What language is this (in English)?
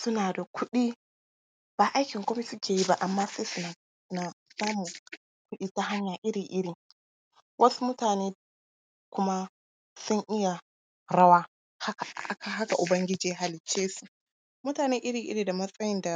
Hausa